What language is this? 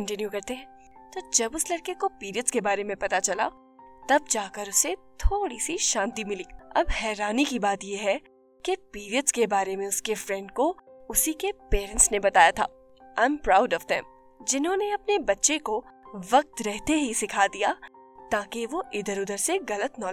Hindi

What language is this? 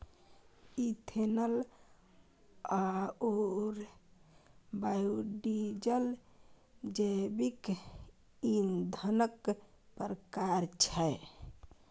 Maithili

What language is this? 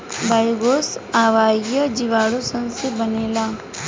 Bhojpuri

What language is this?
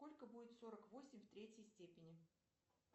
Russian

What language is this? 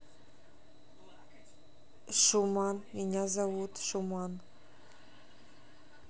Russian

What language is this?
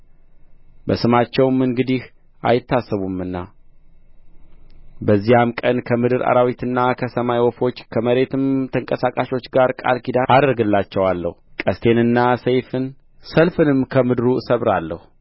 Amharic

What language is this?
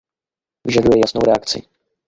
Czech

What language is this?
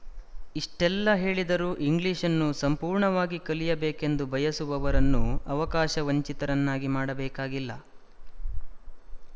Kannada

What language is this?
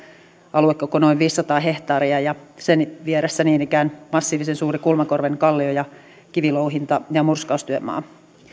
Finnish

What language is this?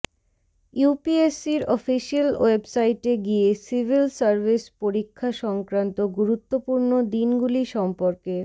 Bangla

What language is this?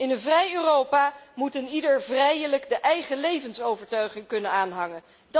Dutch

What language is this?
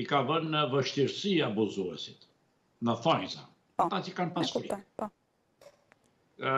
Romanian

